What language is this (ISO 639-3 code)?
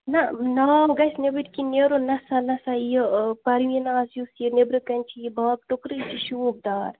kas